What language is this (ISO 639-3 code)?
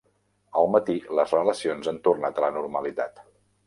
cat